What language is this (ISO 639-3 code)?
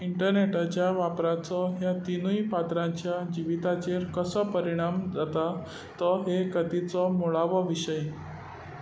kok